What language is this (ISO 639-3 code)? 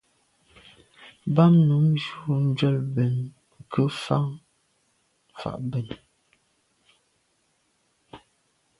byv